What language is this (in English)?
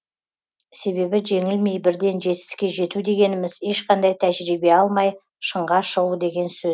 Kazakh